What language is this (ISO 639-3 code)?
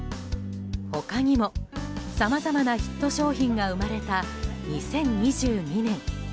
jpn